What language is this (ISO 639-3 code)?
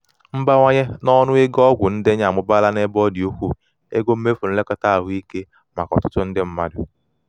ibo